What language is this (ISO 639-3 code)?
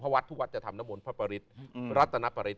tha